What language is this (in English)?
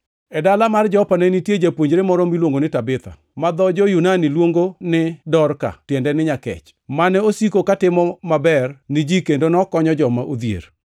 Luo (Kenya and Tanzania)